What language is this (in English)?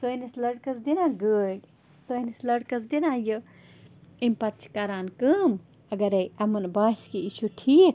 Kashmiri